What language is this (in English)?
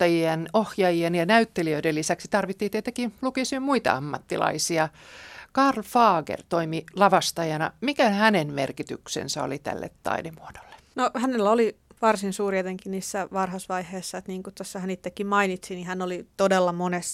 Finnish